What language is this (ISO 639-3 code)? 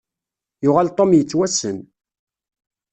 kab